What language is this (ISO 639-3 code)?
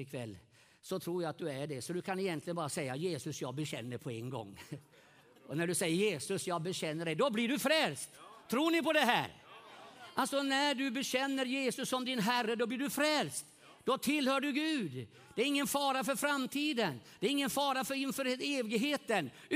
swe